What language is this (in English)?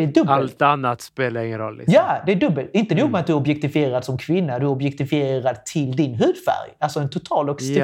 Swedish